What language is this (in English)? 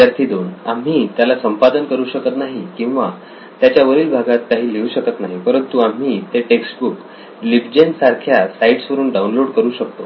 Marathi